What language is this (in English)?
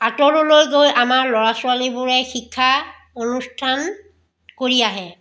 Assamese